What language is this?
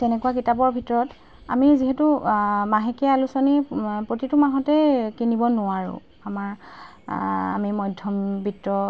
Assamese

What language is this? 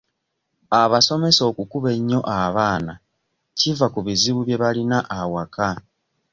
Ganda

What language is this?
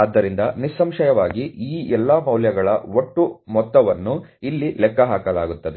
Kannada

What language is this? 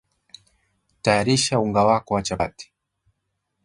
Swahili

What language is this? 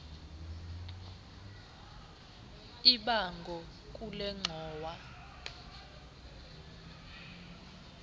Xhosa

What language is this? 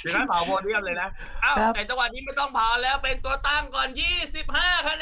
Thai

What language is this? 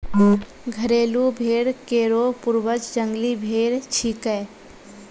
Maithili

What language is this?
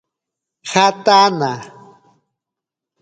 Ashéninka Perené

